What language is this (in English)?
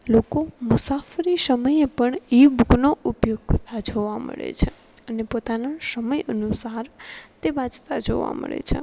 Gujarati